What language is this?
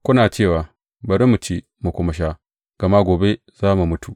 Hausa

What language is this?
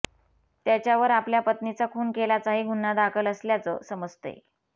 Marathi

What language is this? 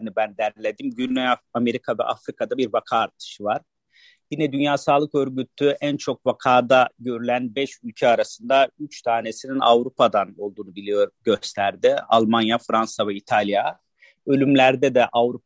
Turkish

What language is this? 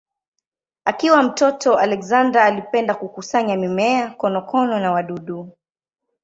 Swahili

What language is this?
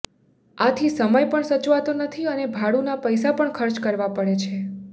Gujarati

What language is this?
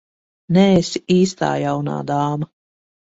Latvian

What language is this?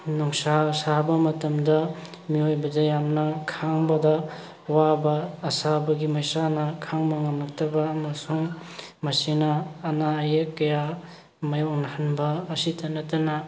Manipuri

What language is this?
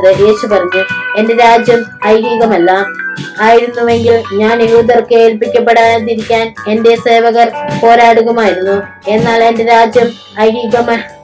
Malayalam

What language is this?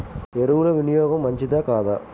Telugu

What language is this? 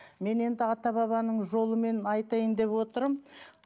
Kazakh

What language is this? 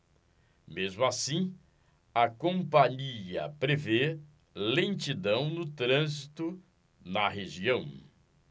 Portuguese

